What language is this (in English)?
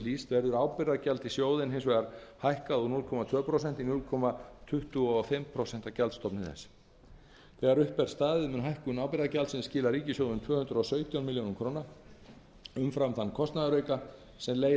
Icelandic